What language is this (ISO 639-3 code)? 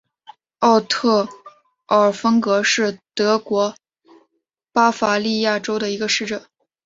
zho